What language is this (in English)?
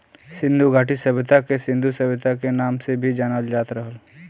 Bhojpuri